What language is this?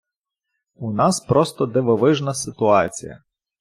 Ukrainian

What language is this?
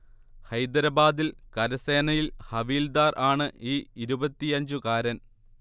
Malayalam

